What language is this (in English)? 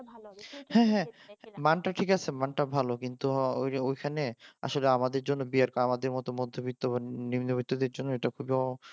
Bangla